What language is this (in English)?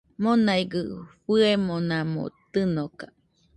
Nüpode Huitoto